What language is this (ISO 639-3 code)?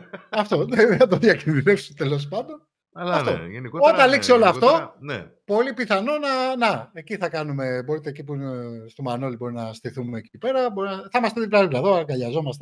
ell